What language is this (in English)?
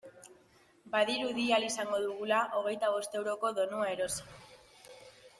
Basque